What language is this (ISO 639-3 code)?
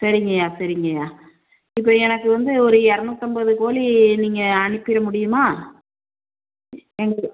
tam